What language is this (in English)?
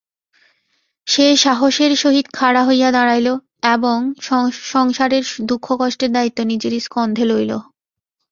Bangla